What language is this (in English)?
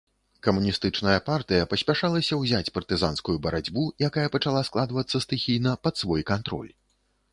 Belarusian